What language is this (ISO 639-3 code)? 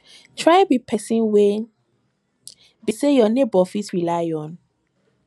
pcm